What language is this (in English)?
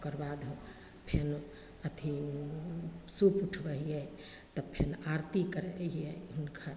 Maithili